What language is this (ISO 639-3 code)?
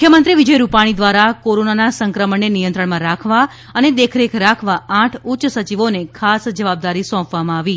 guj